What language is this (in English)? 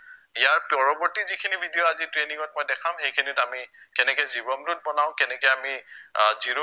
Assamese